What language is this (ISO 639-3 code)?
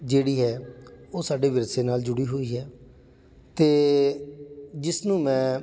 pan